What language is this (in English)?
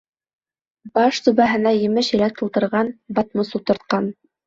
Bashkir